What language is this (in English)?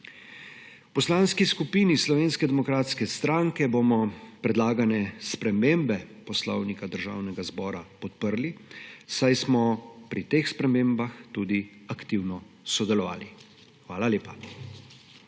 Slovenian